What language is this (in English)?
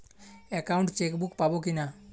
Bangla